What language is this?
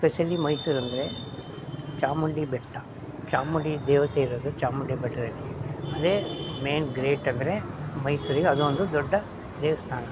Kannada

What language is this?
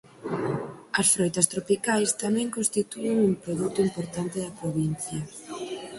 Galician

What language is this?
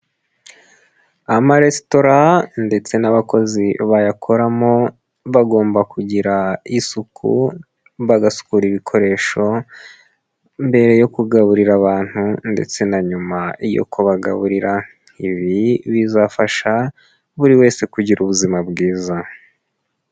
Kinyarwanda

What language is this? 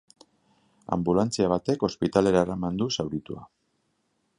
Basque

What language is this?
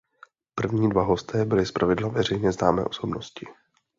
Czech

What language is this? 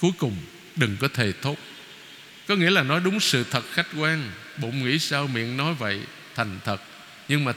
Vietnamese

